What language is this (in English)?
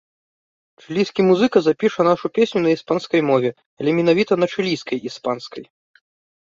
Belarusian